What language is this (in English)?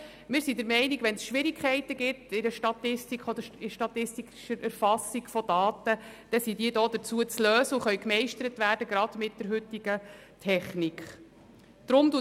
Swiss German